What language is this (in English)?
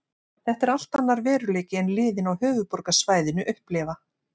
Icelandic